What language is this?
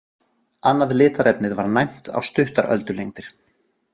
Icelandic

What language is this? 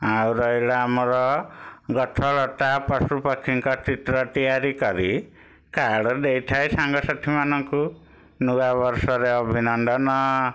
Odia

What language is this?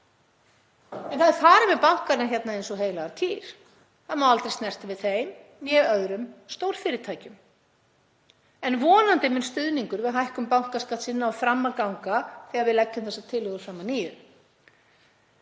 Icelandic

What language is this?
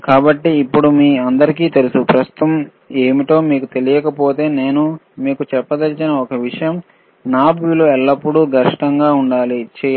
Telugu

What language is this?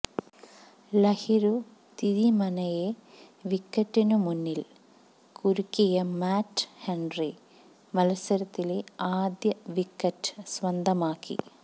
Malayalam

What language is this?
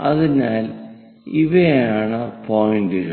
Malayalam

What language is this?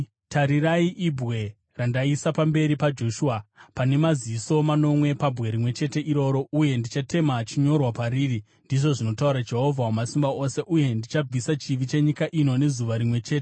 Shona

